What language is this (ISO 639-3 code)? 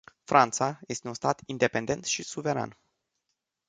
ron